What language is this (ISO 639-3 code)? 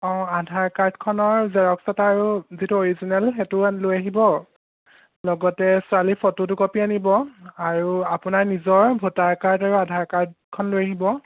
asm